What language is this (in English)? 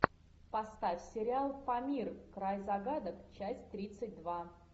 Russian